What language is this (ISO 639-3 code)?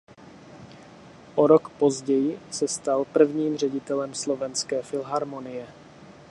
ces